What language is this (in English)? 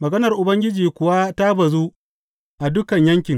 Hausa